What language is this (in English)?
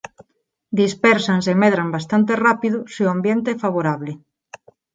Galician